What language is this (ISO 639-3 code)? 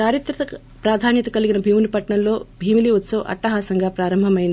tel